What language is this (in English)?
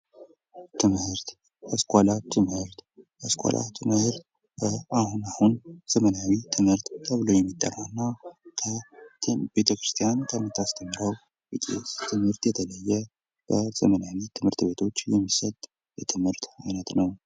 Amharic